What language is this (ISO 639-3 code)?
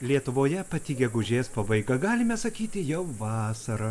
lit